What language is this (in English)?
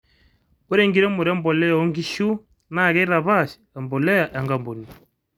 Masai